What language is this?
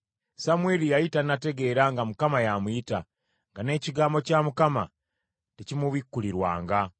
Ganda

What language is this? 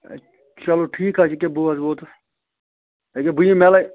Kashmiri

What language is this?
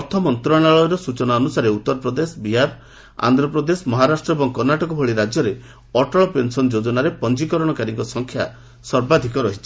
Odia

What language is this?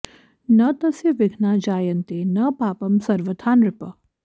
Sanskrit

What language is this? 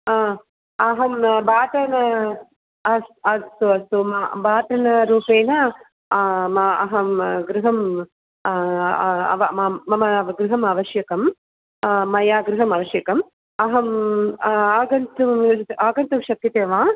Sanskrit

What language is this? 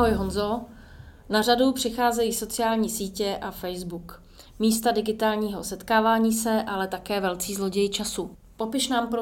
Czech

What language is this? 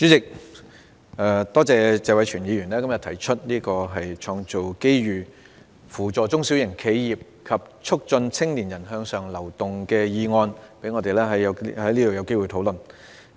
Cantonese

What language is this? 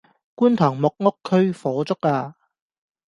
Cantonese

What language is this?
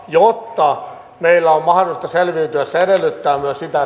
Finnish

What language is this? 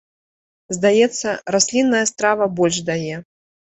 Belarusian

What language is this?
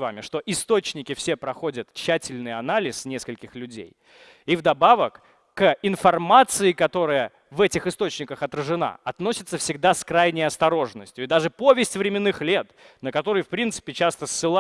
Russian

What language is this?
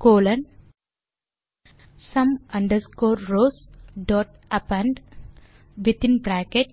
Tamil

